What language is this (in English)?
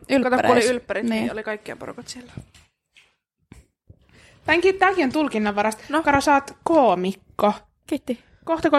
Finnish